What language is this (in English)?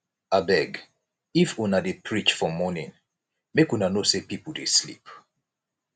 Nigerian Pidgin